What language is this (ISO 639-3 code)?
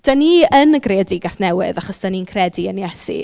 cym